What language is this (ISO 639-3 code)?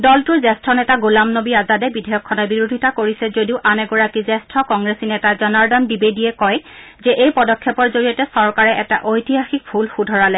asm